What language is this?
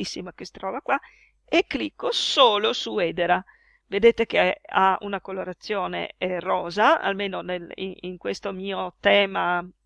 Italian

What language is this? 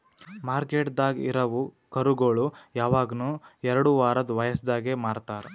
Kannada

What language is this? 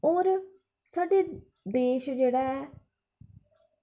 Dogri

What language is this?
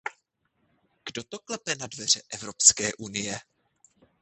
Czech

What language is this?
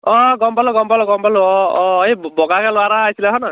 Assamese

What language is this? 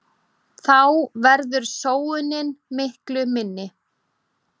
Icelandic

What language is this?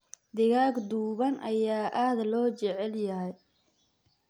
Somali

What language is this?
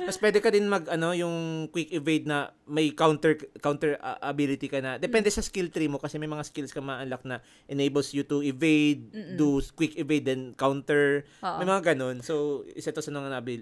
Filipino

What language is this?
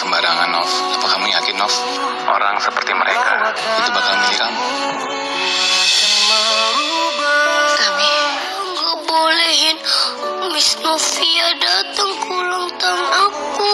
Indonesian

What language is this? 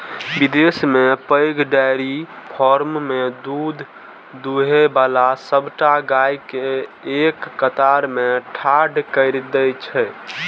Maithili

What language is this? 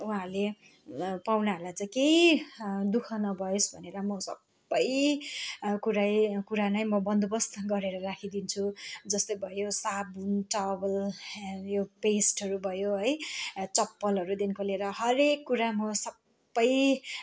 Nepali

